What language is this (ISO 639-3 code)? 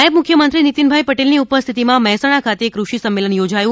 guj